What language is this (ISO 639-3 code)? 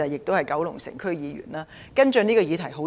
yue